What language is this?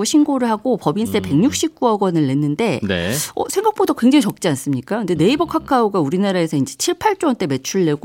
Korean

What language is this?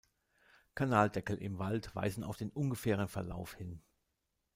German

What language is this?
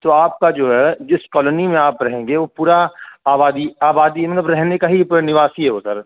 Urdu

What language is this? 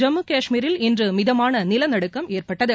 Tamil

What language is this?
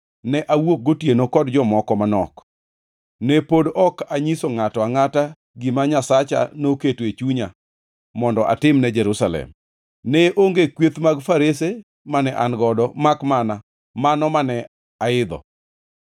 Luo (Kenya and Tanzania)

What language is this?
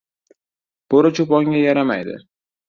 Uzbek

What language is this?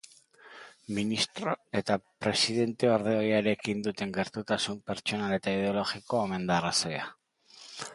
Basque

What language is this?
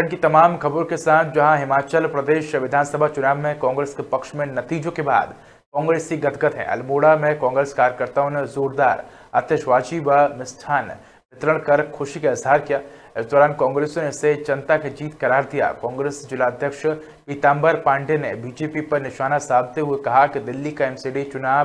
Hindi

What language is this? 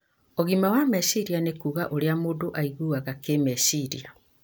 Kikuyu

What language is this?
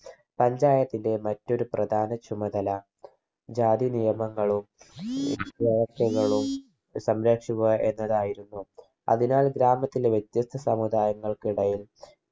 Malayalam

